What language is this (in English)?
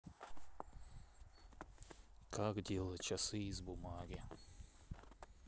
Russian